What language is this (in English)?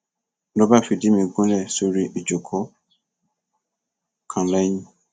Yoruba